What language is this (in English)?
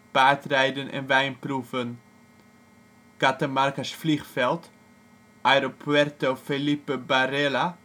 Dutch